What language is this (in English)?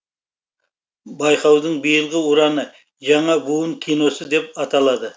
Kazakh